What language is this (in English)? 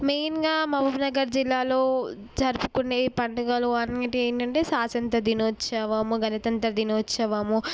Telugu